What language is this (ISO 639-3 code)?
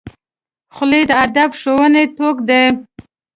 pus